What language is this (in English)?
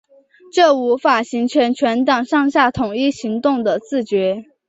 Chinese